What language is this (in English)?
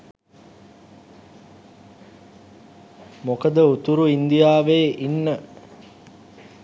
Sinhala